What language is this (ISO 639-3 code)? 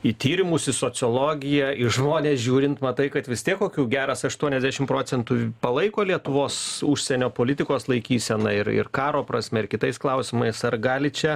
lit